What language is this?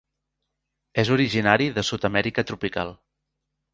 Catalan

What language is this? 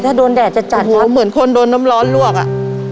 Thai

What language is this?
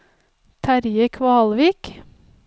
Norwegian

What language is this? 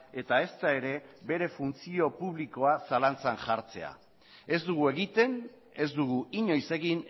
Basque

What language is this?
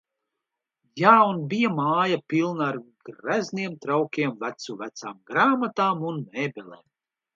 Latvian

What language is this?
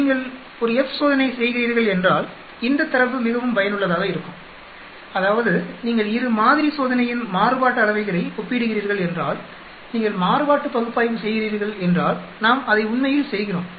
Tamil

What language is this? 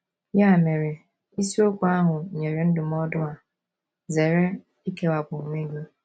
Igbo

